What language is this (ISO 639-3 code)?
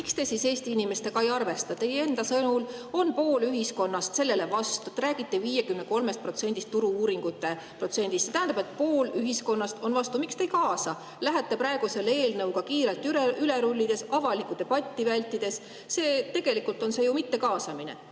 est